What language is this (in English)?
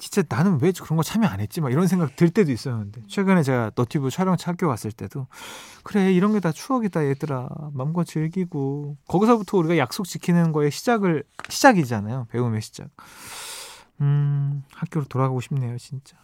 Korean